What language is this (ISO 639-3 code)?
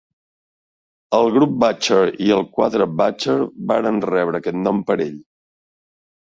cat